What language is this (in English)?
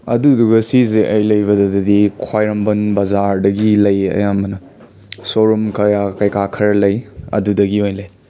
Manipuri